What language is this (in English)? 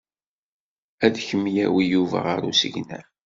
Kabyle